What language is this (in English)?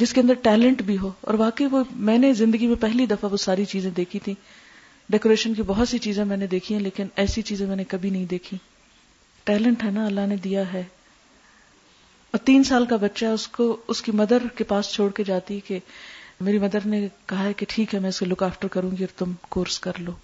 Urdu